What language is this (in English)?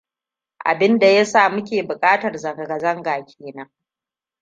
Hausa